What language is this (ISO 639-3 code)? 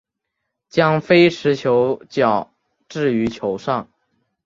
zho